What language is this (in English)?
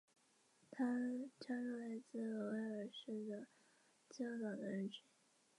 Chinese